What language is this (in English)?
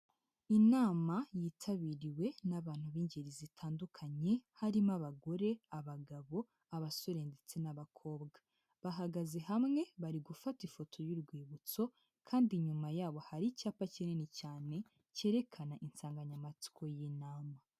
Kinyarwanda